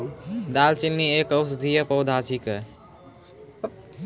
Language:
Maithili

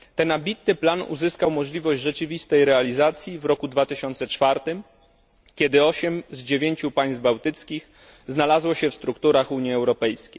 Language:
Polish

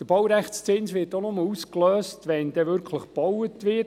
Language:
Swiss German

